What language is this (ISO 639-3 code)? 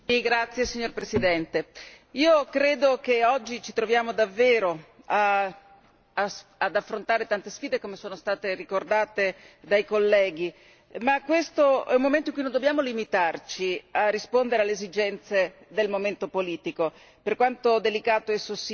ita